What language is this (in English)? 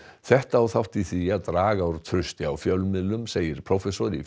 Icelandic